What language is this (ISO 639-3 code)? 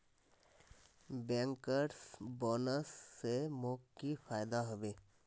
mag